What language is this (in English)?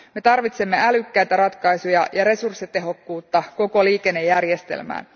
Finnish